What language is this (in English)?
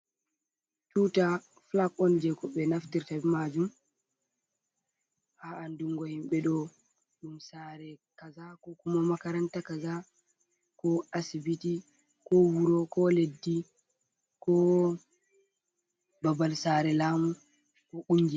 Fula